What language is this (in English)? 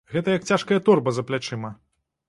Belarusian